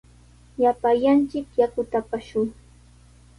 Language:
Sihuas Ancash Quechua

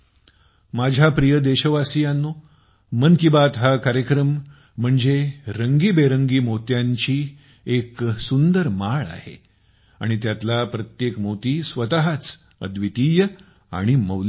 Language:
Marathi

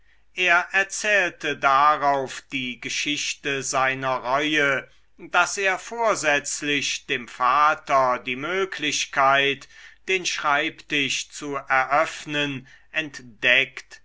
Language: German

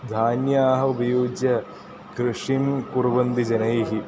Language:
Sanskrit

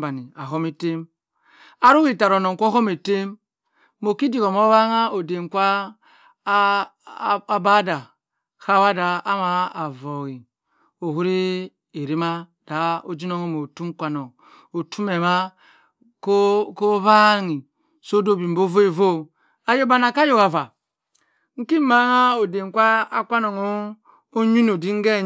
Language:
Cross River Mbembe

